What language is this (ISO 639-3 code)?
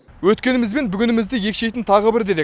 kaz